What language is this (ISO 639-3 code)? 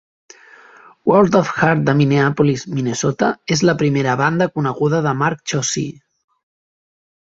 cat